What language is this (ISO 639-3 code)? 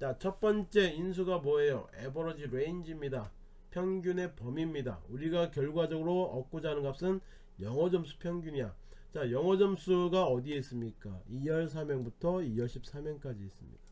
kor